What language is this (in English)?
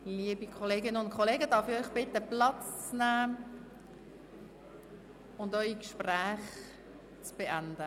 Swiss German